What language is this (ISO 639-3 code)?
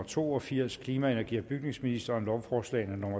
dan